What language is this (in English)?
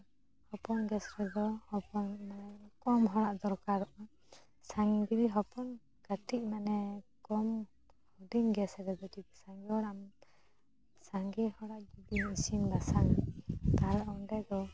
Santali